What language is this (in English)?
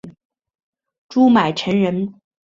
Chinese